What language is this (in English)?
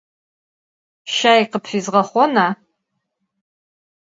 Adyghe